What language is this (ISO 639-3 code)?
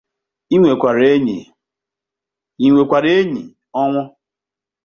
ibo